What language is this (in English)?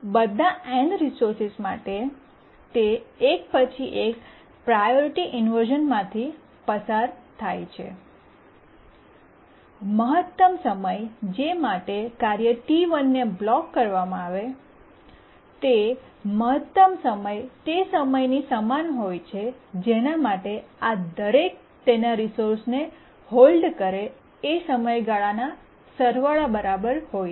Gujarati